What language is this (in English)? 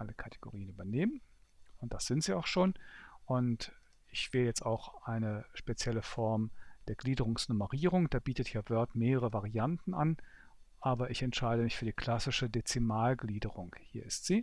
German